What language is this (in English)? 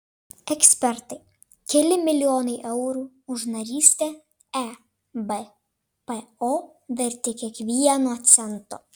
Lithuanian